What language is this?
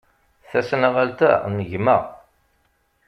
Kabyle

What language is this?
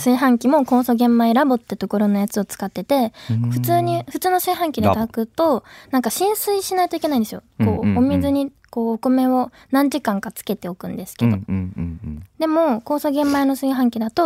Japanese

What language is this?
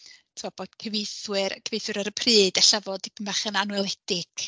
Welsh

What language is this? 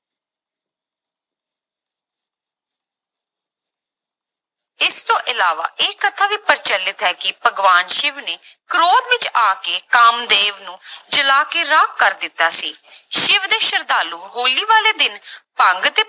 Punjabi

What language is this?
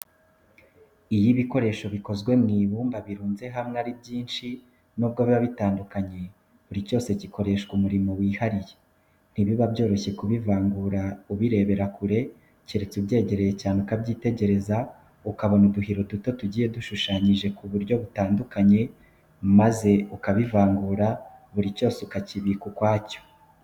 Kinyarwanda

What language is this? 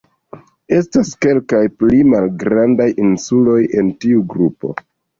Esperanto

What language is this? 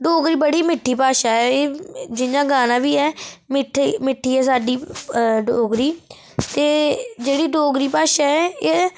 Dogri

